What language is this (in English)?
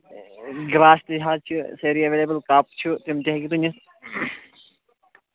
Kashmiri